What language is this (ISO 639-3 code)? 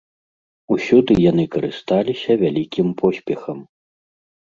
bel